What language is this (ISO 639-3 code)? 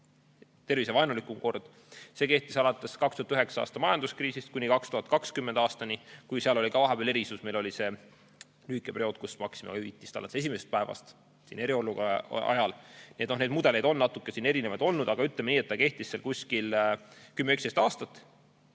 est